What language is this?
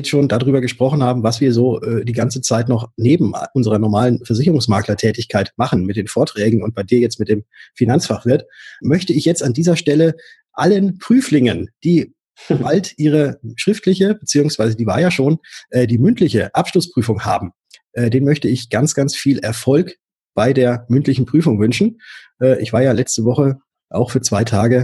German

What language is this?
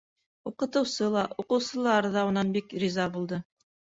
Bashkir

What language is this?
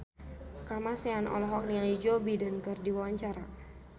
Sundanese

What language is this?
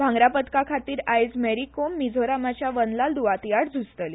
Konkani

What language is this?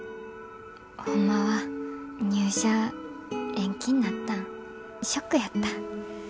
Japanese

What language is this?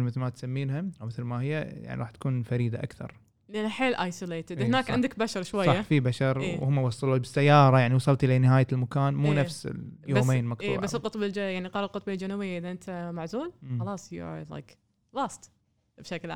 Arabic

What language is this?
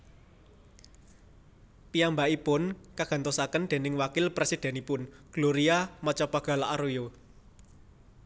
Javanese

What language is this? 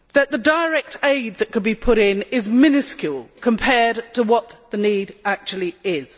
English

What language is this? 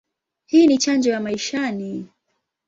Swahili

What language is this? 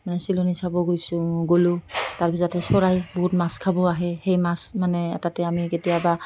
Assamese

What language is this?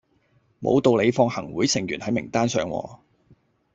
Cantonese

